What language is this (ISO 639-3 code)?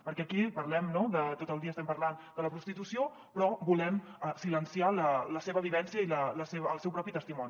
cat